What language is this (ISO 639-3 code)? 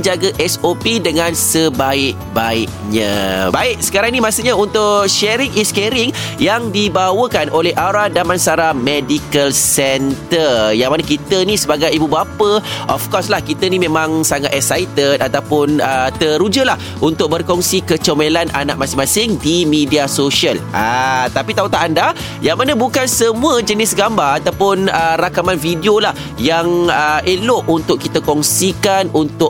msa